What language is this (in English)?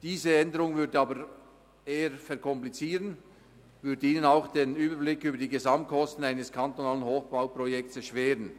Swiss German